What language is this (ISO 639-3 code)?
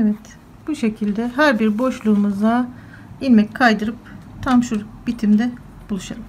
tur